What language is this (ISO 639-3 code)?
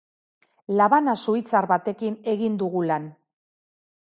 eus